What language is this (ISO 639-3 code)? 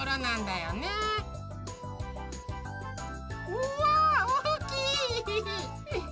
jpn